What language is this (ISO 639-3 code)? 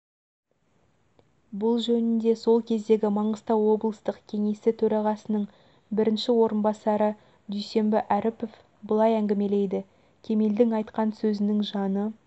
kaz